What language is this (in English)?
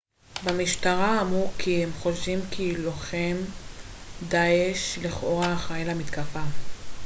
Hebrew